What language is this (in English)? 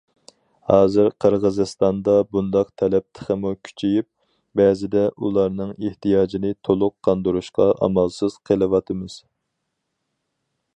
Uyghur